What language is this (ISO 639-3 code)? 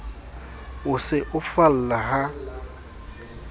sot